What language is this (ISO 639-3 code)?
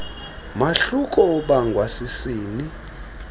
xho